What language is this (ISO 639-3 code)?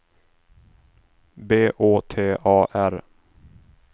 swe